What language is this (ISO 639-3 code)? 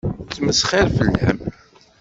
kab